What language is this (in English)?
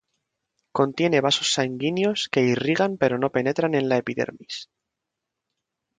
Spanish